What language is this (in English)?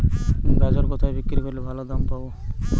Bangla